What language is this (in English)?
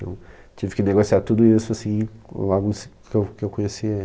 Portuguese